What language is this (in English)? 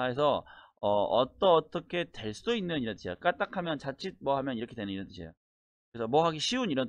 Korean